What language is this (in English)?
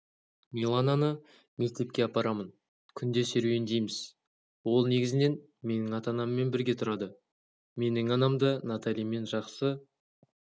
Kazakh